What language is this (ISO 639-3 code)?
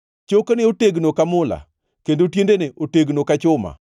luo